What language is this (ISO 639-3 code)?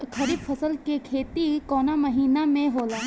bho